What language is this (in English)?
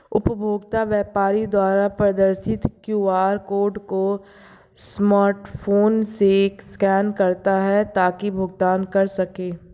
Hindi